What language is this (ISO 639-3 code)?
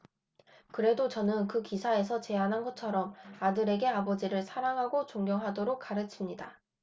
kor